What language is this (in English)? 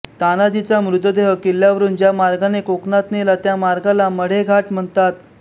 Marathi